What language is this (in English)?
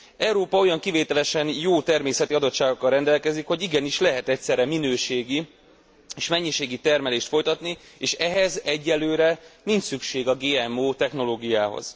Hungarian